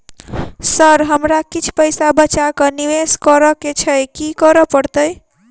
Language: Maithili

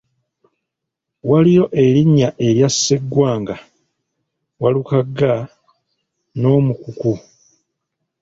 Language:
Ganda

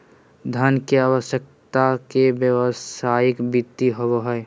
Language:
Magahi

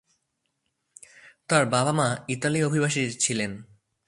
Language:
Bangla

